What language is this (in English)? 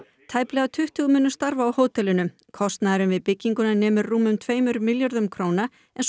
Icelandic